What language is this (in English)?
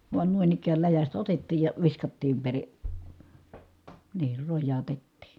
Finnish